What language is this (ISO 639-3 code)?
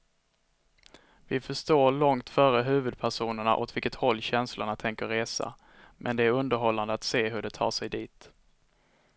swe